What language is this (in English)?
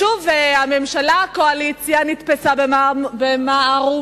Hebrew